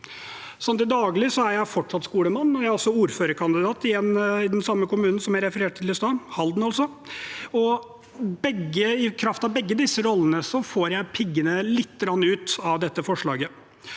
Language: Norwegian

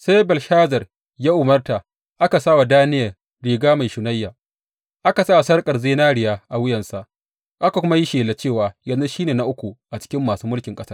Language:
Hausa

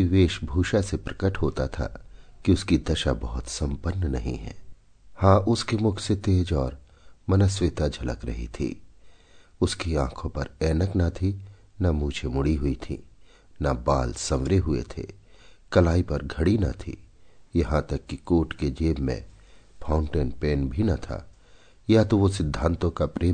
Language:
Hindi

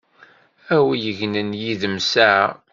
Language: Kabyle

